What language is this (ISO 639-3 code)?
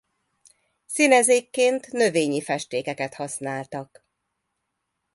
hun